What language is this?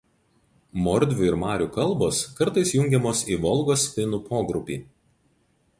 Lithuanian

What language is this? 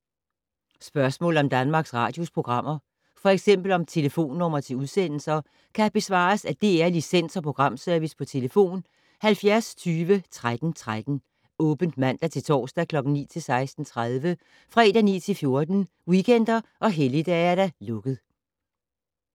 Danish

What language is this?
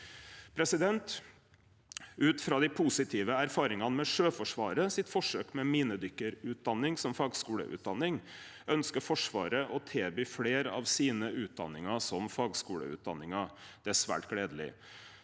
Norwegian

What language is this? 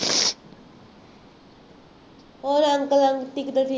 Punjabi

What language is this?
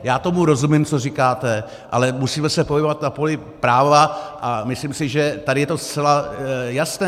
Czech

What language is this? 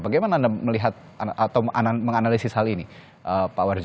Indonesian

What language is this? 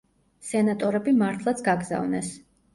Georgian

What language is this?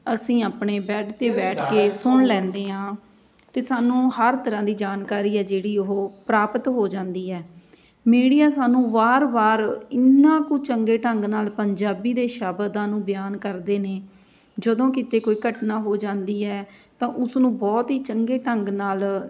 Punjabi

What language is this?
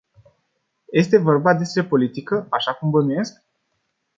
Romanian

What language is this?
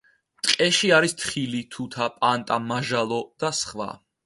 Georgian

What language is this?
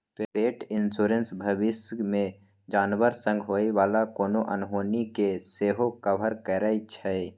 Maithili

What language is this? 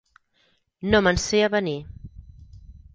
Catalan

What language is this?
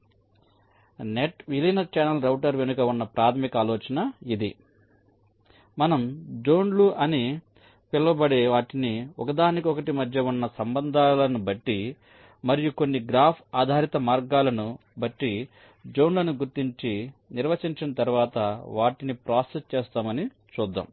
Telugu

